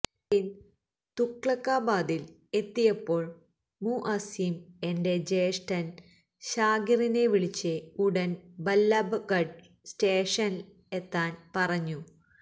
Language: Malayalam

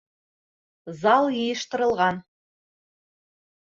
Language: Bashkir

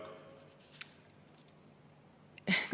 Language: Estonian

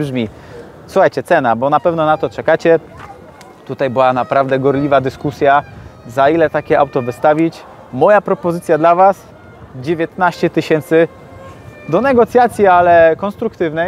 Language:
Polish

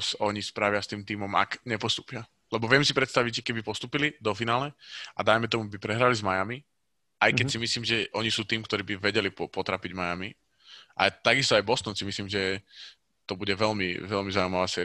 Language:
Slovak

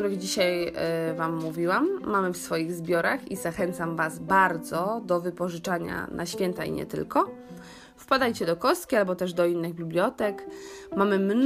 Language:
Polish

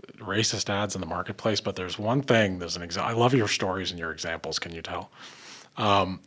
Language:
English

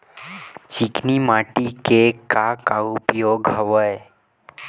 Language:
Chhattisgarhi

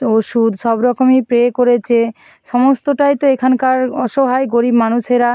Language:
Bangla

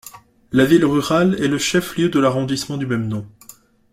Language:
French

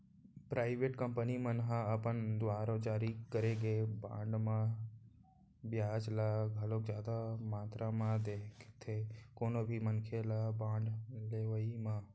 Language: Chhattisgarhi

